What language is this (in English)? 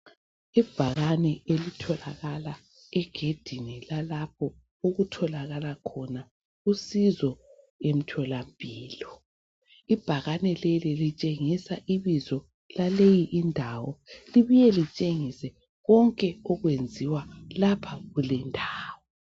North Ndebele